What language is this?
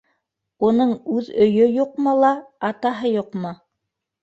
Bashkir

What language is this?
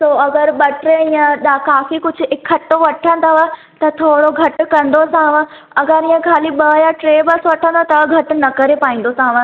Sindhi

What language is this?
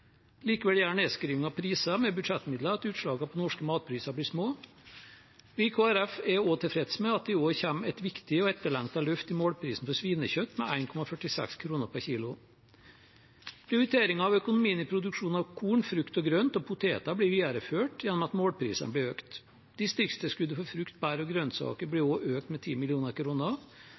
Norwegian Bokmål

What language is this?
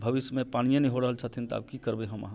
Maithili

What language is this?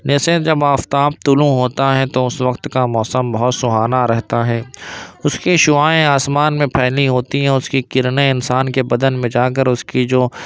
Urdu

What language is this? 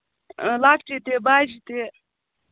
Kashmiri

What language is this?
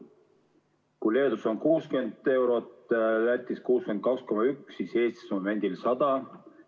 Estonian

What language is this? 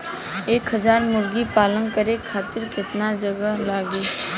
Bhojpuri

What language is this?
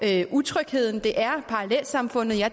Danish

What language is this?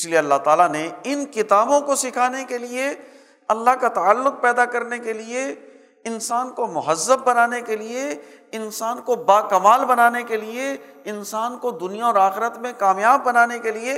Urdu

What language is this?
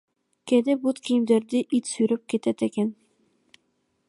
Kyrgyz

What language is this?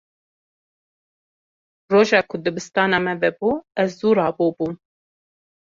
Kurdish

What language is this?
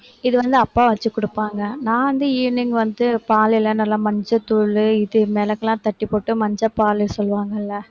Tamil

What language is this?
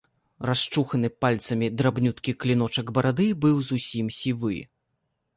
Belarusian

